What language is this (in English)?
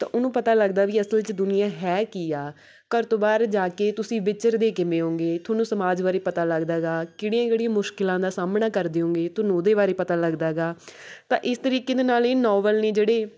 Punjabi